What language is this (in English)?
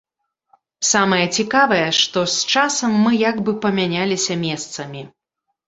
Belarusian